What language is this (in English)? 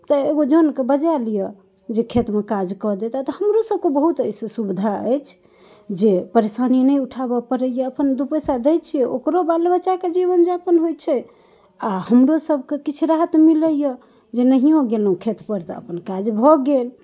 Maithili